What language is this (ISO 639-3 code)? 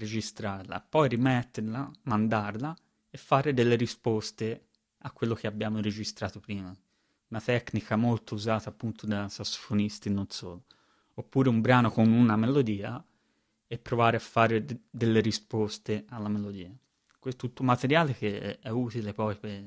ita